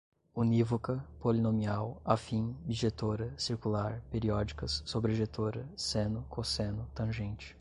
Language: Portuguese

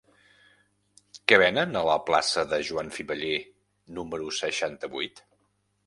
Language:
Catalan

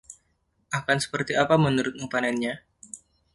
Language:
Indonesian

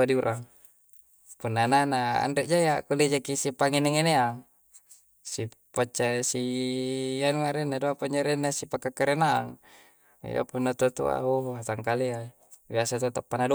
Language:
Coastal Konjo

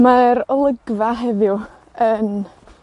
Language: Welsh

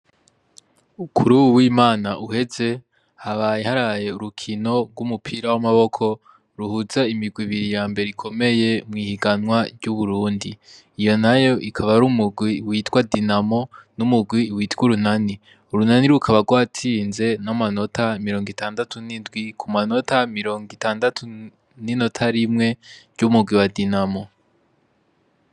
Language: Rundi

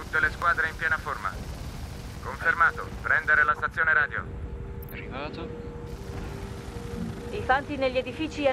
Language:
Italian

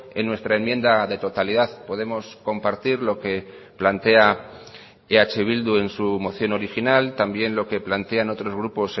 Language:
Spanish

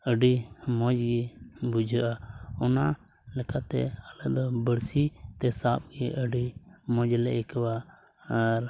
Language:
Santali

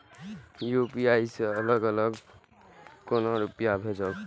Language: Maithili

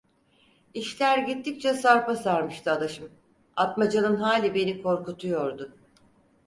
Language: Turkish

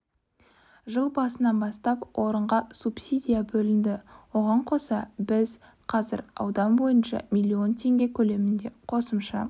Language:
Kazakh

